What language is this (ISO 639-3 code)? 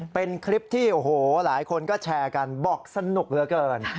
tha